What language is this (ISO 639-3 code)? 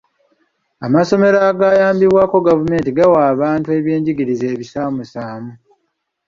lug